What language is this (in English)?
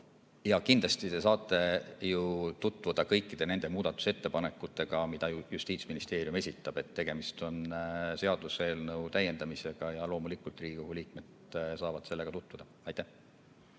Estonian